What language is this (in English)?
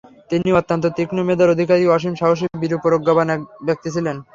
Bangla